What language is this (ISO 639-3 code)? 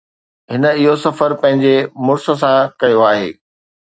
snd